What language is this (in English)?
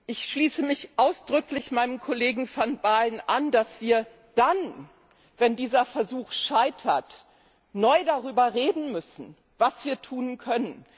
German